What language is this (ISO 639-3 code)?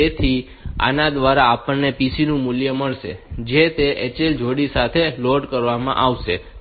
guj